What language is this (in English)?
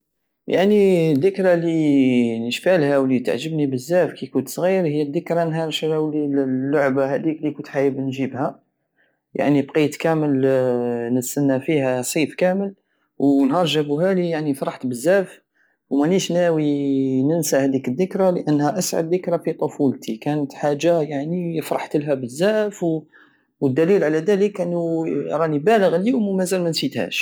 Algerian Saharan Arabic